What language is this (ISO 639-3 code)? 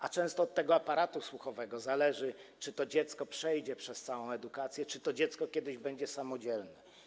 pol